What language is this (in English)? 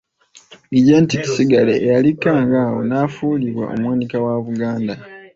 Ganda